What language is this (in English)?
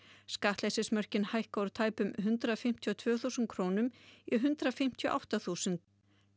Icelandic